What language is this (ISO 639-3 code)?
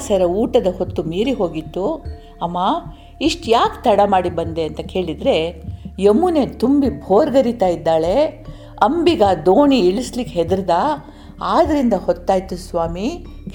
kan